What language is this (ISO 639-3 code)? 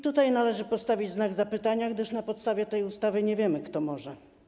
pol